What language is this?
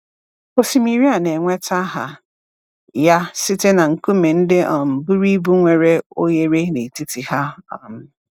Igbo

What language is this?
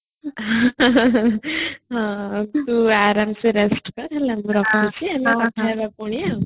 Odia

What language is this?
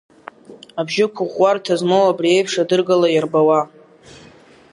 Abkhazian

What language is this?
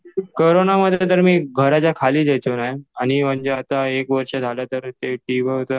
Marathi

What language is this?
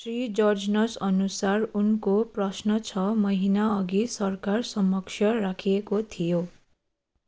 Nepali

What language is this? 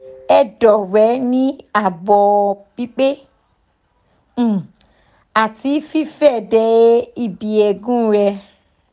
Yoruba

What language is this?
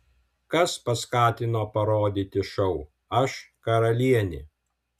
Lithuanian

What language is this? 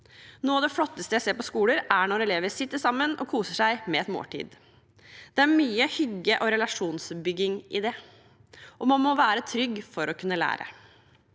Norwegian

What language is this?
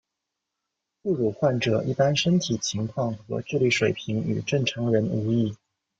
Chinese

